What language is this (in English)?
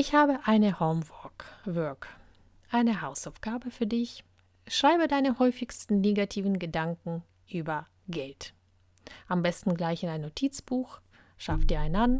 German